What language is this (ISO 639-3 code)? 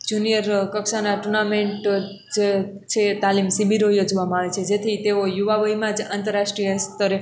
guj